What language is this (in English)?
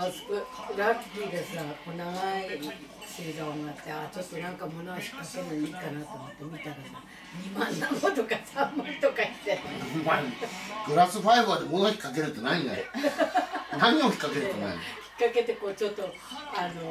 Japanese